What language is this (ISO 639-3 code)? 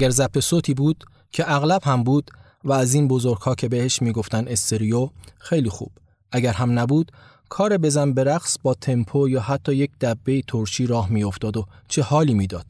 fas